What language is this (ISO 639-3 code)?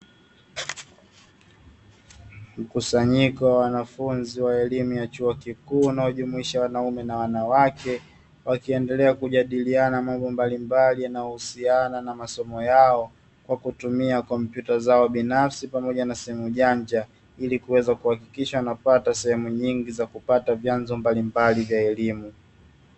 swa